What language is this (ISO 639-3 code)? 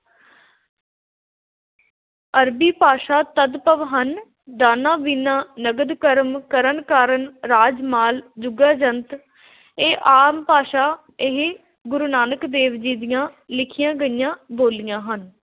pan